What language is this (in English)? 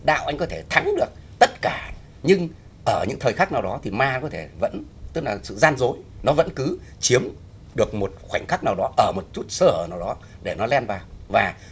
Vietnamese